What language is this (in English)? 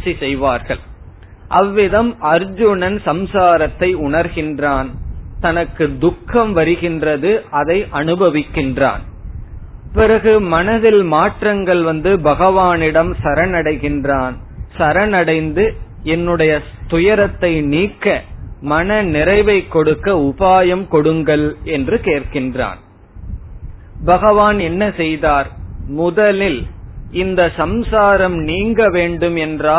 Tamil